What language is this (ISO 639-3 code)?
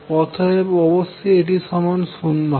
ben